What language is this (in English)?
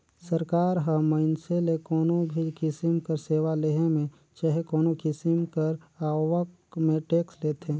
Chhattisgarhi